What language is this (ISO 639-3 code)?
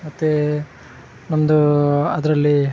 kan